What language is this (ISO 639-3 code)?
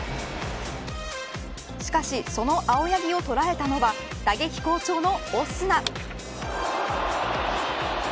jpn